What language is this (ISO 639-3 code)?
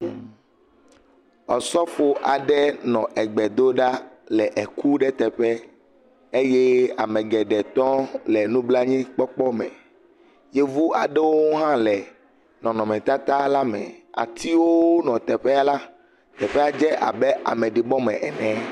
ewe